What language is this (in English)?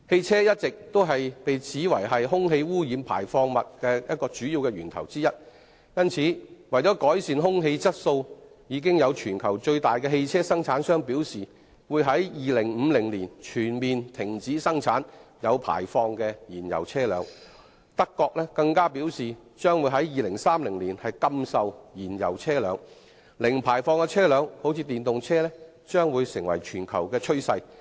Cantonese